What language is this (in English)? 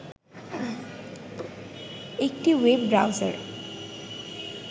Bangla